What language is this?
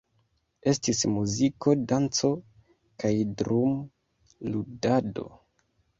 Esperanto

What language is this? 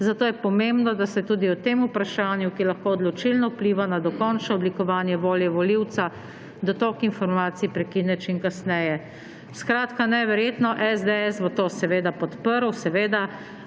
Slovenian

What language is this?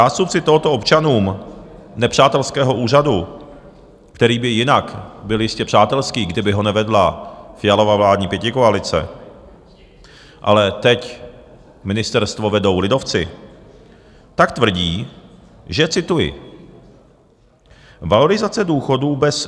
Czech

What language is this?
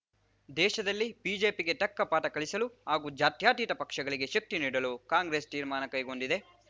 Kannada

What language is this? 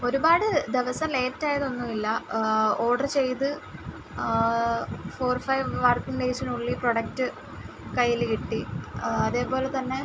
Malayalam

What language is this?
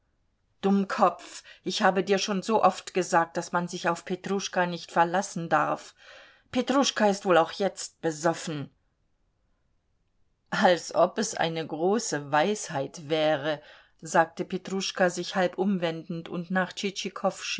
German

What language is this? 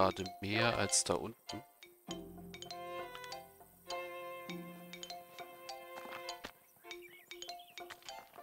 German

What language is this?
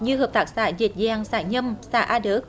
Vietnamese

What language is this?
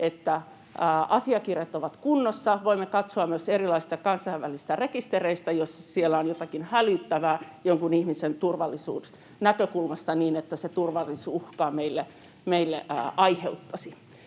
Finnish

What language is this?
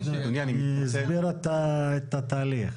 Hebrew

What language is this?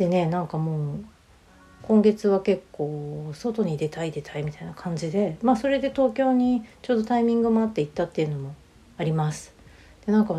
Japanese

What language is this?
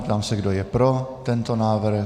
Czech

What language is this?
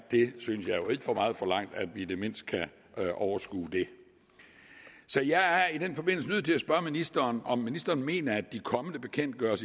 Danish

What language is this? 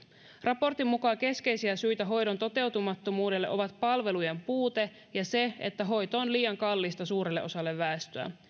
Finnish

